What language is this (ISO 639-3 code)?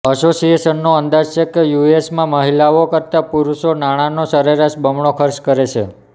guj